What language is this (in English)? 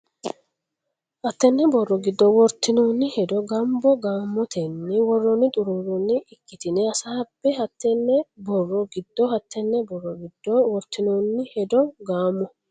Sidamo